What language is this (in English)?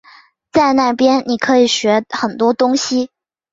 Chinese